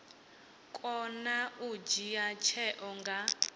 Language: Venda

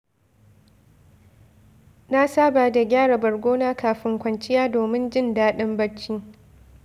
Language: Hausa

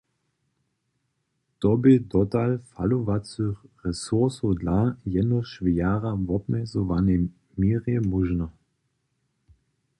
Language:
Upper Sorbian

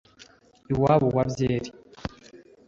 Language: Kinyarwanda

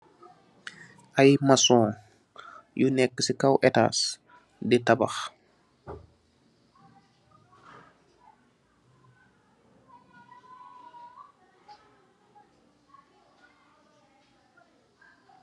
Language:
Wolof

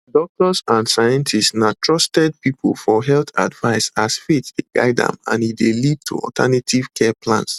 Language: Nigerian Pidgin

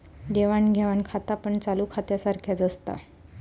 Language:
Marathi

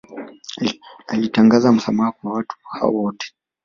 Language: Swahili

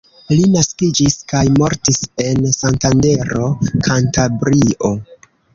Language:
Esperanto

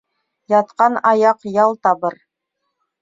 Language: Bashkir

